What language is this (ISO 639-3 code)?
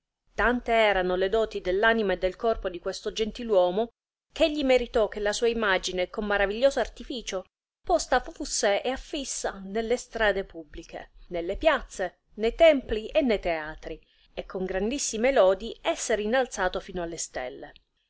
ita